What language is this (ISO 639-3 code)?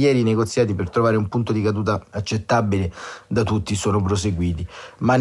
ita